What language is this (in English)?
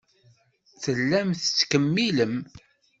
Kabyle